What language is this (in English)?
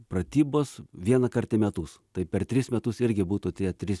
Lithuanian